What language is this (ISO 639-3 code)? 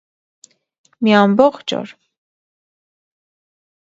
hye